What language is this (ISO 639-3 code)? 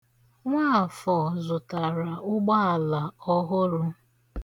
ibo